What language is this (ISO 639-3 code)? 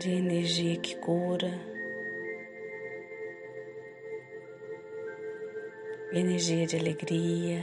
por